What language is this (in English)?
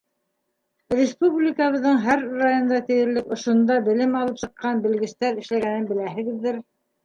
Bashkir